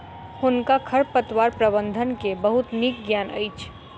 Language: Maithili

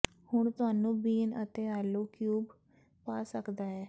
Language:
Punjabi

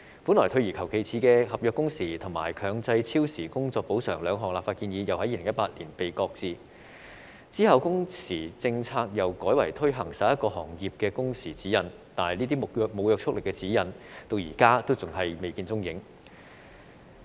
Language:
Cantonese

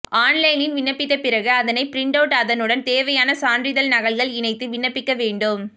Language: Tamil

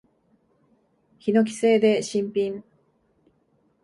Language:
Japanese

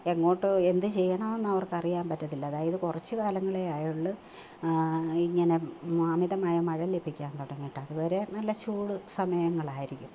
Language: Malayalam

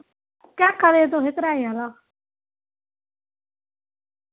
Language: Dogri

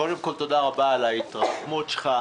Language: Hebrew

